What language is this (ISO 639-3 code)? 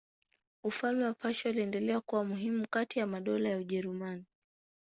swa